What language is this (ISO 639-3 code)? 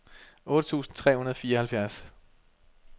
dan